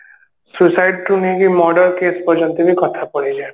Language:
Odia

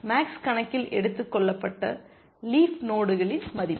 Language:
Tamil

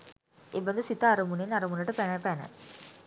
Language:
Sinhala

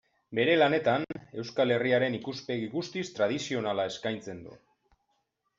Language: Basque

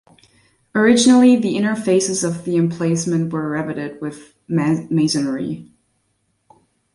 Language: English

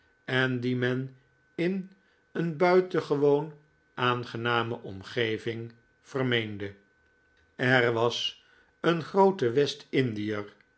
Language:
Dutch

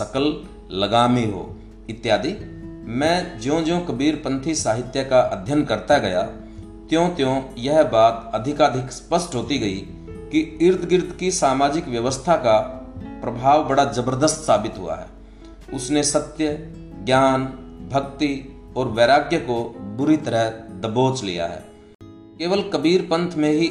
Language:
Hindi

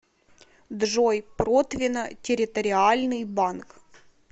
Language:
Russian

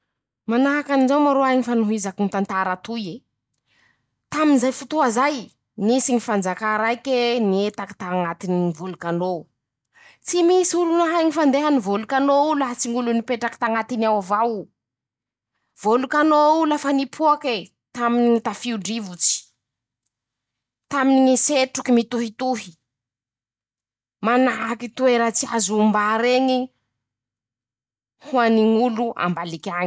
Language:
Masikoro Malagasy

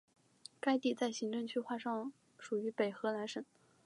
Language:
Chinese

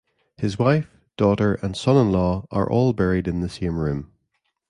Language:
English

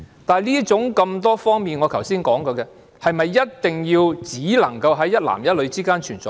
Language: Cantonese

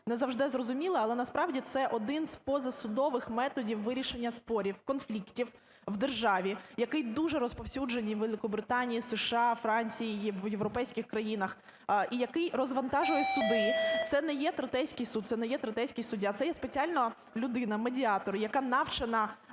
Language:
Ukrainian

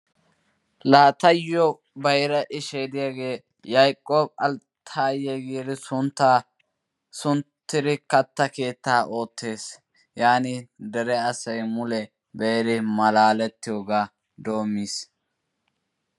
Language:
Wolaytta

